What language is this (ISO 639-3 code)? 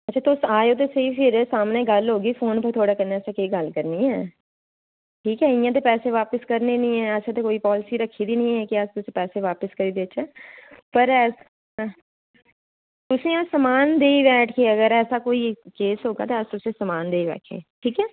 doi